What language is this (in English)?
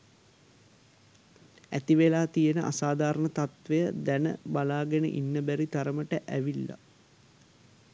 Sinhala